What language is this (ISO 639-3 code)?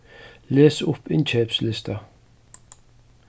fao